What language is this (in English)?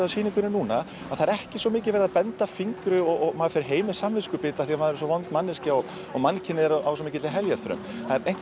Icelandic